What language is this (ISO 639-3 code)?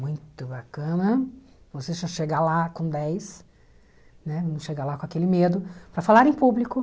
por